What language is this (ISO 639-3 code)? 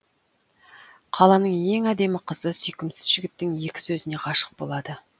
kaz